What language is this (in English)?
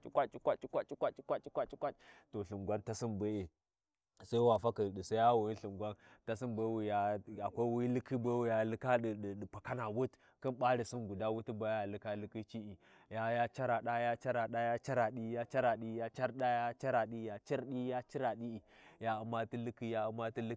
Warji